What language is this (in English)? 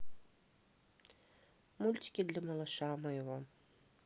Russian